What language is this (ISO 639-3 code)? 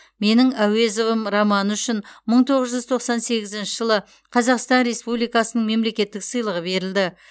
kaz